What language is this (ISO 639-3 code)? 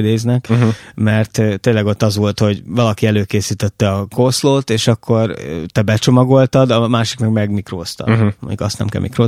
hun